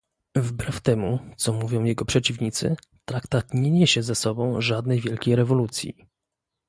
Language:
Polish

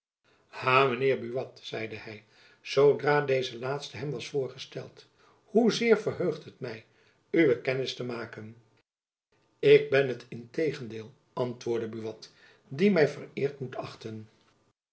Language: Dutch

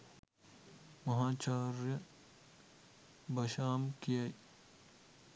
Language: Sinhala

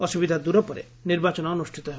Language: Odia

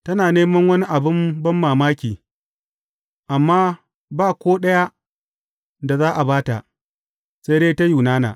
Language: Hausa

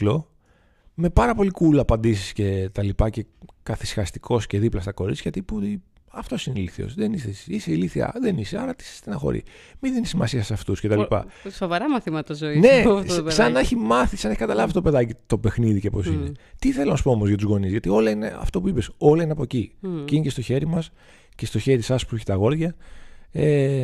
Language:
Greek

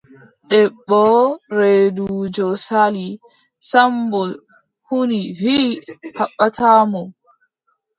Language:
Adamawa Fulfulde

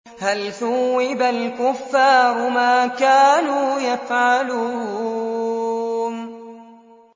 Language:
Arabic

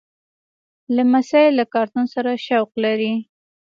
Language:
Pashto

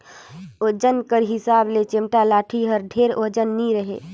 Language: Chhattisgarhi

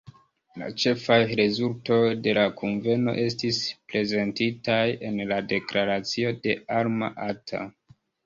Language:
Esperanto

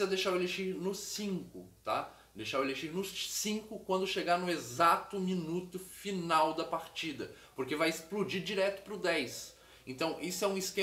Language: Portuguese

